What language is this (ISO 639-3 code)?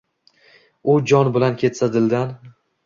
uzb